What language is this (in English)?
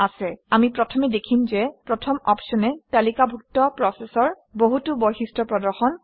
Assamese